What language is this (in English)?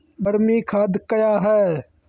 Maithili